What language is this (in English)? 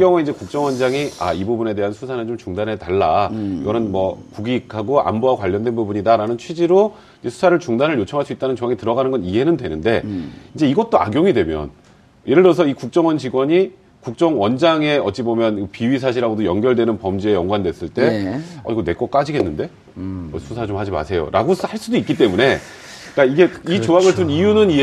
Korean